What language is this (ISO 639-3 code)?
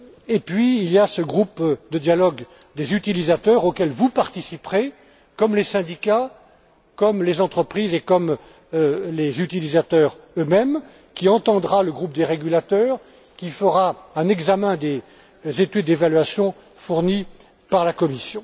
fra